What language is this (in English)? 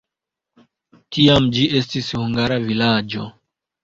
Esperanto